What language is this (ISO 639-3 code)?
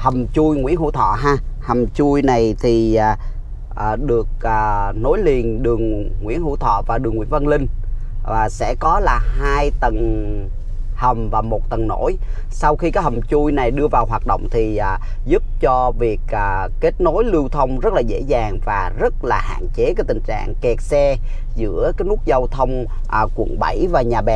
vie